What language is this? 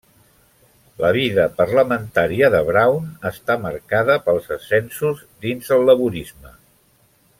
Catalan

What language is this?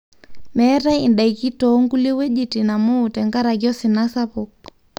Masai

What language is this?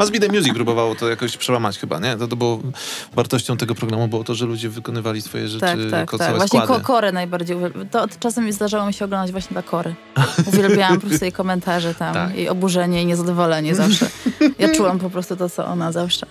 Polish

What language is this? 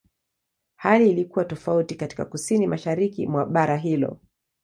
Swahili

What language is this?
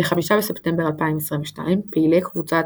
Hebrew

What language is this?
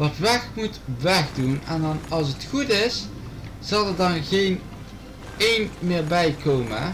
Dutch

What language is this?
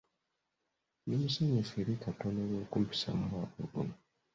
Ganda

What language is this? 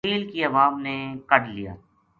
Gujari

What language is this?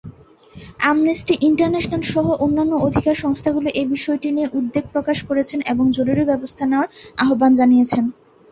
Bangla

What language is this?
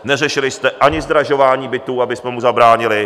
Czech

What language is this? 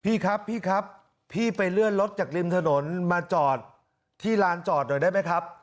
Thai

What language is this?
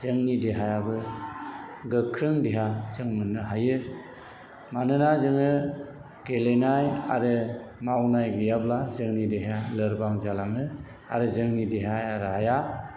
Bodo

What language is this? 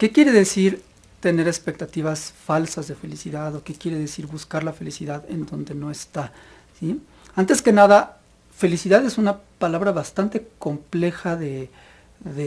Spanish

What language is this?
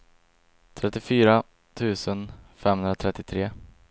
Swedish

